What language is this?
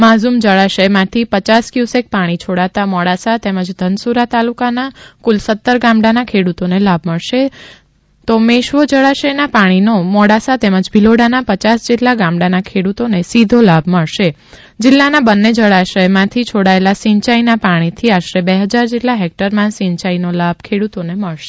Gujarati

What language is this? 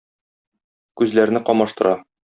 Tatar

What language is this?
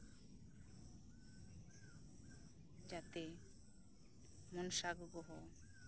Santali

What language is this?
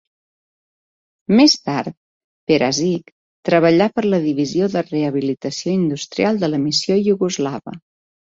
Catalan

